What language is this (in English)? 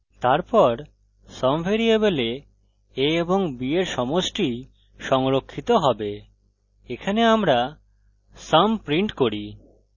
Bangla